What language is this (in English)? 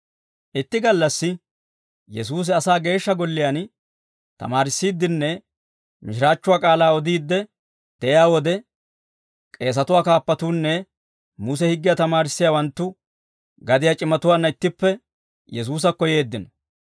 Dawro